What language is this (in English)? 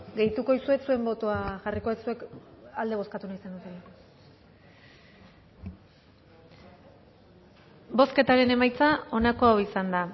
Basque